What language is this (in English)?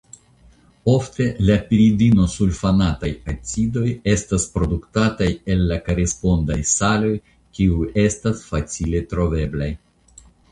Esperanto